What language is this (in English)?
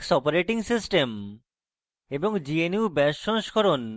Bangla